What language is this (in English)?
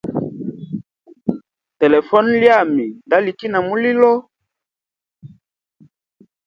Hemba